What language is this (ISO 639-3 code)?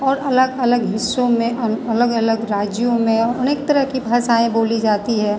hin